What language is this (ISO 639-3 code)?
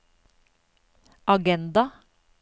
nor